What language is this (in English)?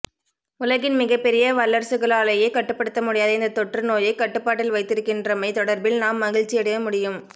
Tamil